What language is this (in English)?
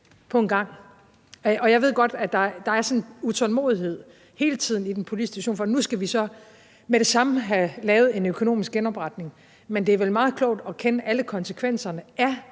Danish